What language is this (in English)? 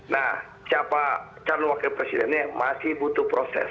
Indonesian